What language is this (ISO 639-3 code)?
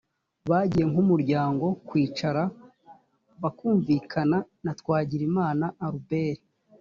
kin